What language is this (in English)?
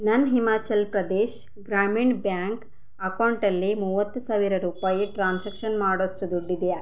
Kannada